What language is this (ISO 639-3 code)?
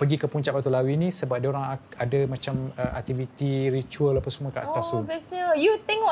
msa